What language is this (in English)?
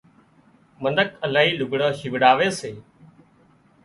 Wadiyara Koli